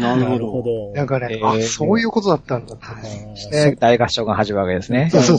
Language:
Japanese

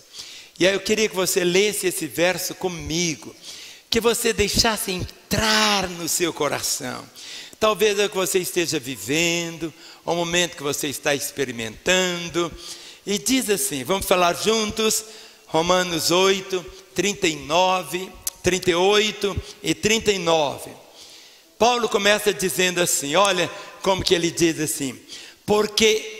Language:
Portuguese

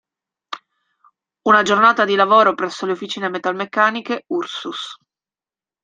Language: Italian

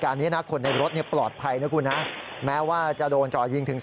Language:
Thai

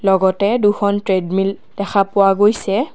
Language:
Assamese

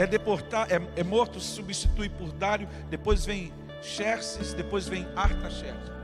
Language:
Portuguese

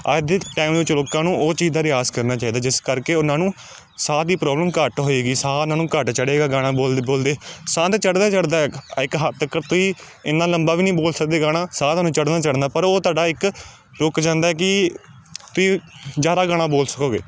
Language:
Punjabi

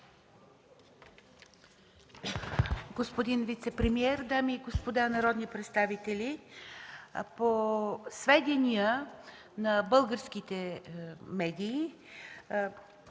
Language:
Bulgarian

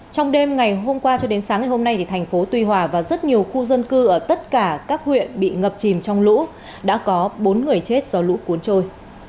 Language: Vietnamese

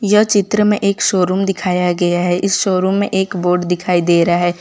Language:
Hindi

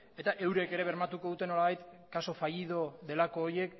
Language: Basque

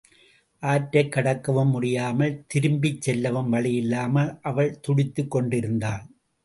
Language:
Tamil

